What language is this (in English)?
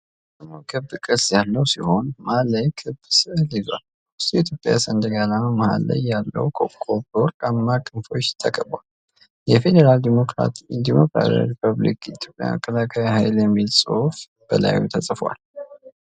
Amharic